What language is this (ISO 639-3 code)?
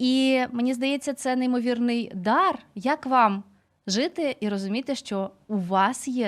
ukr